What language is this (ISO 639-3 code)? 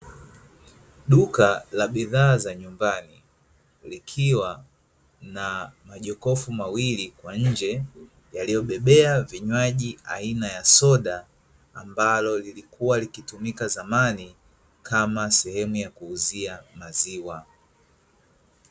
swa